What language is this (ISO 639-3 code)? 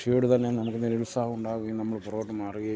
mal